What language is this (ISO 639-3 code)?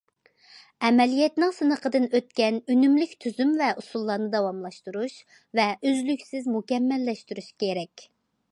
uig